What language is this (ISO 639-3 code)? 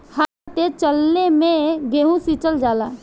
bho